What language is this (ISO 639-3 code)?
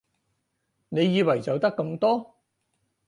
yue